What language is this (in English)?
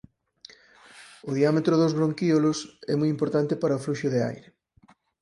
Galician